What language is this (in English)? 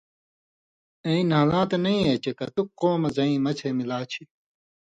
Indus Kohistani